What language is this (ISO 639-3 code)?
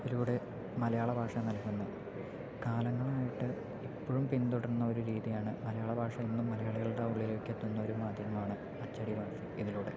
mal